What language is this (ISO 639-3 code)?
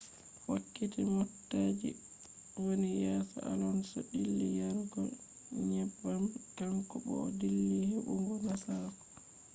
ful